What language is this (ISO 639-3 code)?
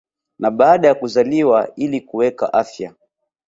swa